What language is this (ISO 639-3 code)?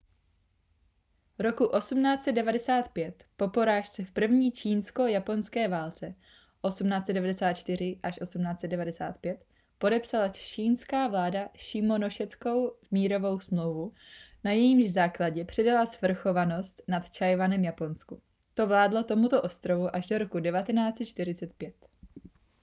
ces